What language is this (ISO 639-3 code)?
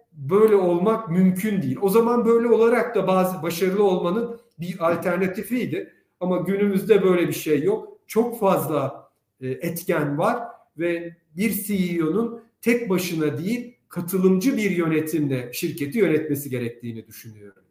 tur